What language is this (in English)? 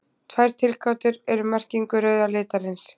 Icelandic